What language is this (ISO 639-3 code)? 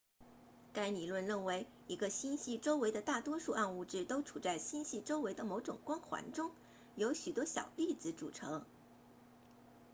zho